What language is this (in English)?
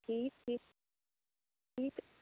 Kashmiri